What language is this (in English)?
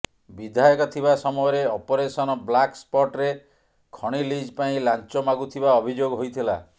Odia